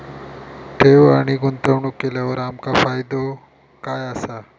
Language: Marathi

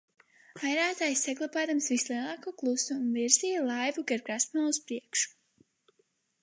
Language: Latvian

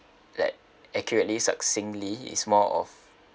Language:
English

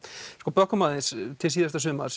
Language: Icelandic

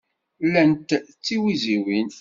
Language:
Kabyle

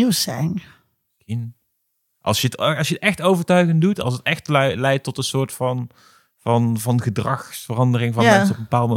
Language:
Dutch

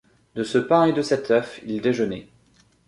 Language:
French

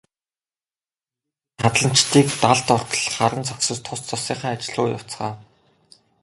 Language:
Mongolian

